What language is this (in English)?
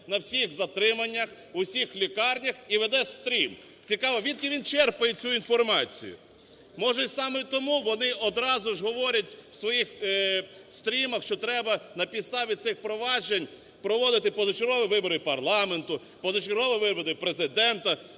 Ukrainian